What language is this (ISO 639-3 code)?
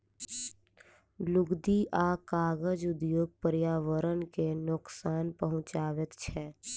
mai